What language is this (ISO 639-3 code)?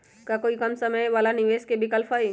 mag